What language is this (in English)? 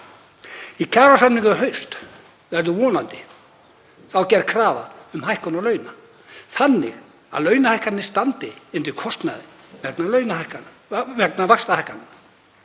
Icelandic